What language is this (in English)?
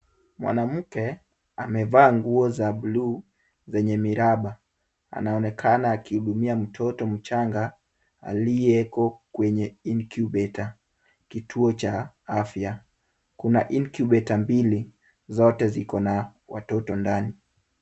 Swahili